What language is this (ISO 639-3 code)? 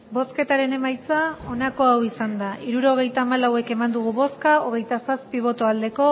eus